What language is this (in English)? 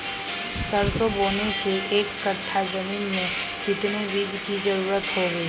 Magahi